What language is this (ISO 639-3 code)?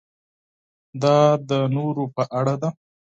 pus